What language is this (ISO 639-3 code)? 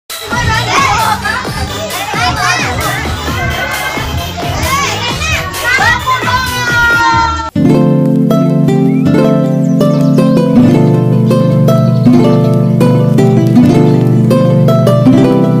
vie